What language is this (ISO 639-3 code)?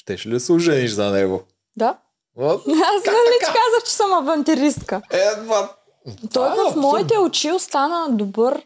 bul